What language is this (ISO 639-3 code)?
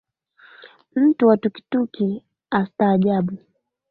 swa